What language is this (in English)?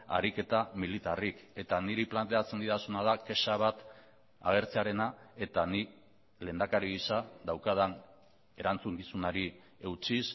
Basque